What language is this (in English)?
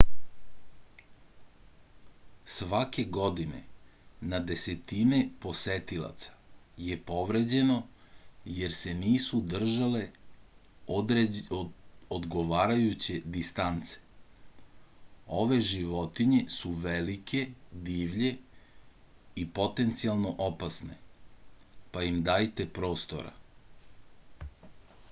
Serbian